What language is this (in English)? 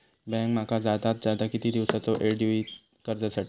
Marathi